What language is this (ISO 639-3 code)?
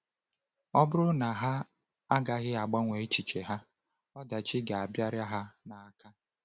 ibo